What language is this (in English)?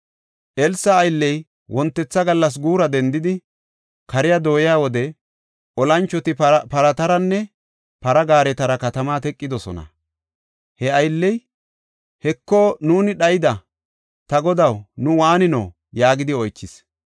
Gofa